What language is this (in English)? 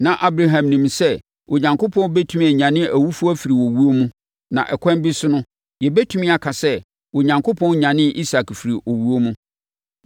Akan